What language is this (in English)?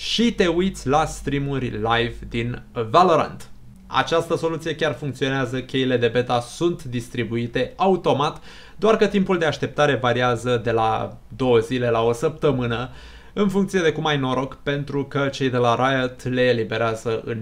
Romanian